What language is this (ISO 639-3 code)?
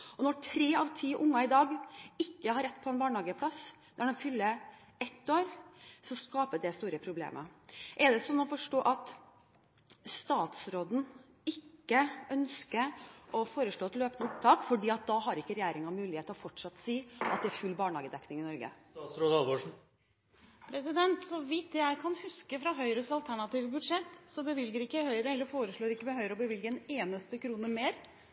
nob